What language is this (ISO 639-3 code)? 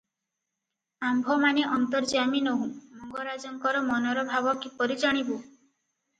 ori